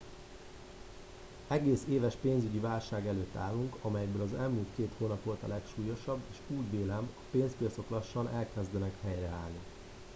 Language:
Hungarian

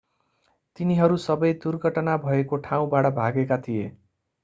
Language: Nepali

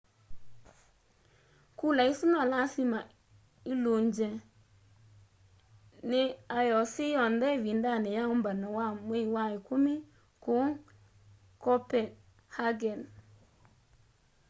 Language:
Kamba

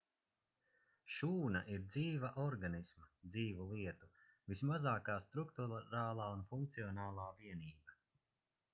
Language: Latvian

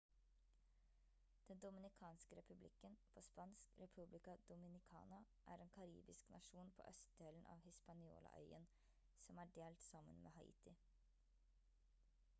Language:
Norwegian Bokmål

